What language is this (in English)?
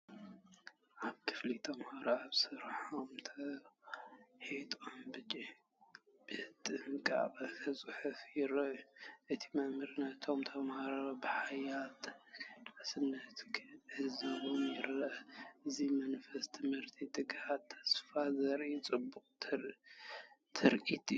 Tigrinya